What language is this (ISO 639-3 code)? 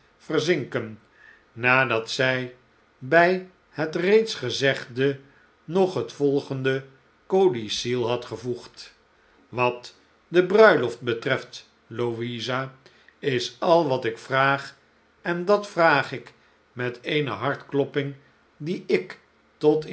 nld